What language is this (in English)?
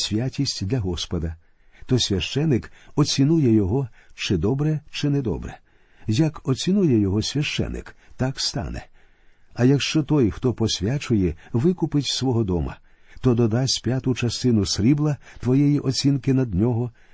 Ukrainian